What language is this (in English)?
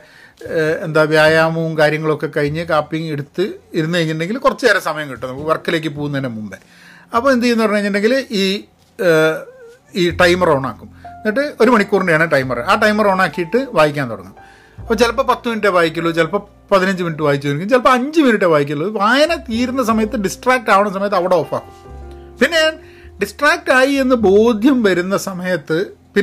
Malayalam